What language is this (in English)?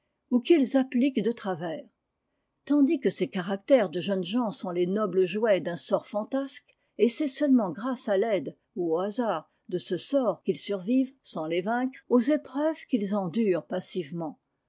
French